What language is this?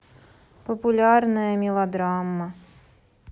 Russian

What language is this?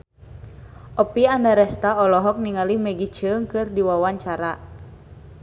Sundanese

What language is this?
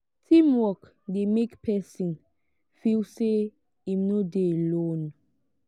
Nigerian Pidgin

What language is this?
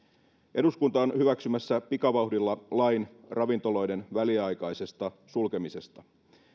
Finnish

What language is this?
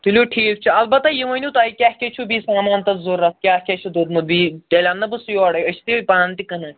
Kashmiri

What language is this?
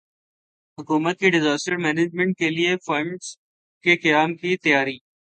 Urdu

